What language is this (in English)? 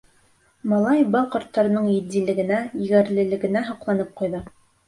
Bashkir